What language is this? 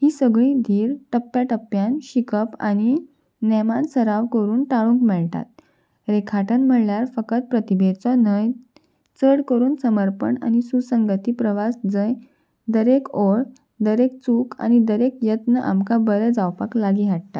Konkani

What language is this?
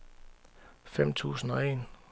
Danish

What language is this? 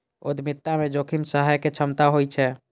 Maithili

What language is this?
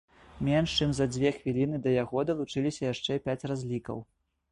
Belarusian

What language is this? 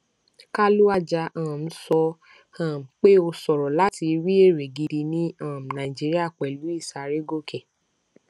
Yoruba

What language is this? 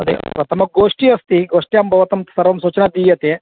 Sanskrit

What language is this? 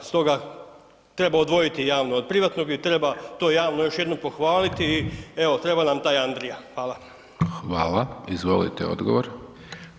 Croatian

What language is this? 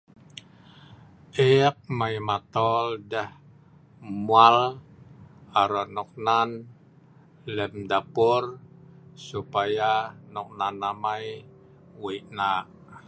Sa'ban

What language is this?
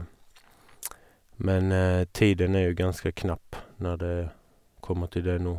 Norwegian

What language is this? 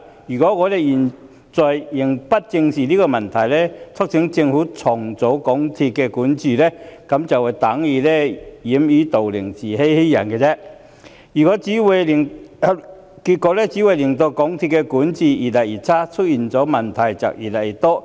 Cantonese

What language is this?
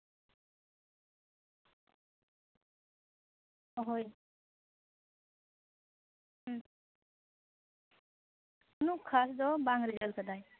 Santali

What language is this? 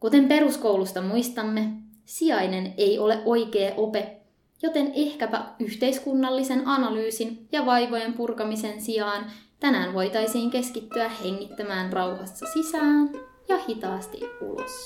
Finnish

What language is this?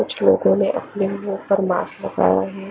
Hindi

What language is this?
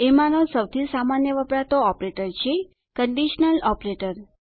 Gujarati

